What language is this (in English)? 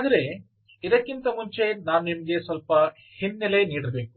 Kannada